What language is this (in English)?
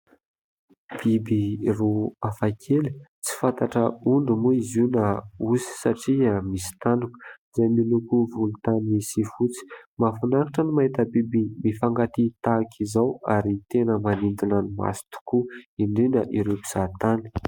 Malagasy